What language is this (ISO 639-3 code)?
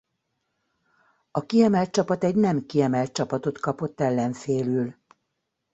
hun